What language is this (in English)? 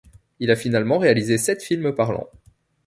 French